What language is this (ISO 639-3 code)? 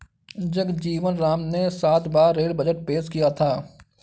hin